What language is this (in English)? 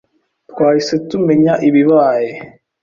Kinyarwanda